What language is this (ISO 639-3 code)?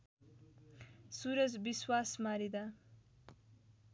nep